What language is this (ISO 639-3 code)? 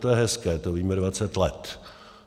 ces